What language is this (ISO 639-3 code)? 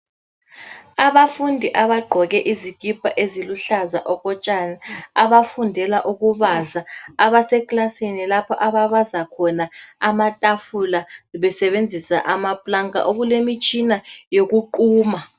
nde